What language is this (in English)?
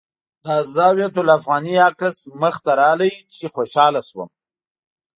Pashto